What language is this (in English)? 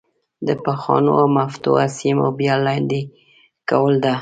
Pashto